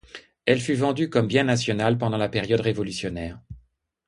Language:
French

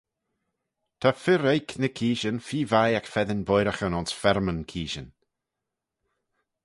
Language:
Manx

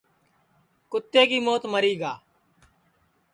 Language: Sansi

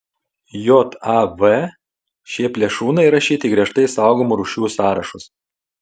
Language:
Lithuanian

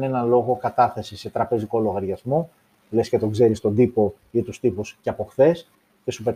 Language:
Greek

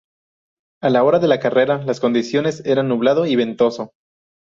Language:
Spanish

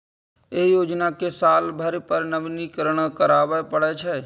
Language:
Maithili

